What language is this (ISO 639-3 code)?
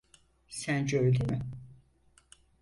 tur